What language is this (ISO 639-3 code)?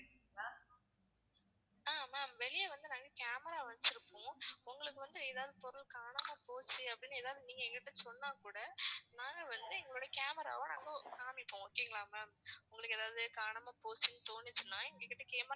tam